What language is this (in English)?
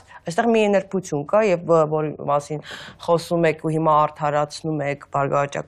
Romanian